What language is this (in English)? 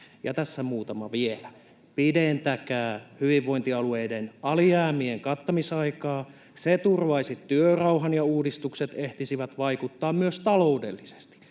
Finnish